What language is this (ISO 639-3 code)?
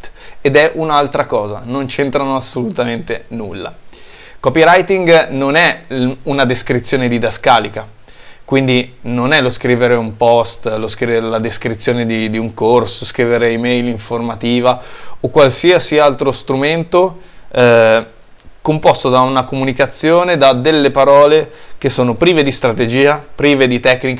ita